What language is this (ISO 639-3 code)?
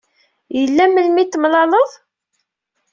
kab